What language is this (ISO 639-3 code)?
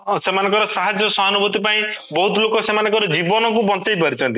ori